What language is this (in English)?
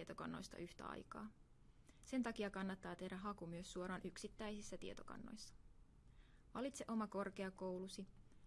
Finnish